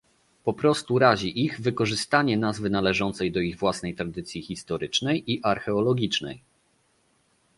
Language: Polish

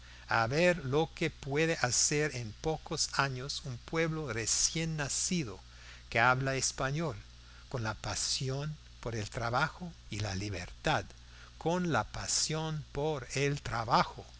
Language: Spanish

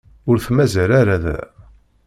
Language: Kabyle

